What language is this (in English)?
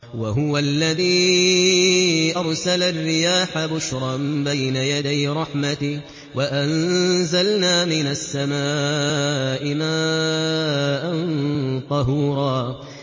Arabic